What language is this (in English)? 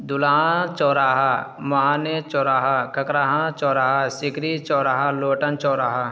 Urdu